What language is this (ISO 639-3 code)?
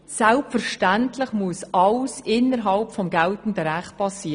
gsw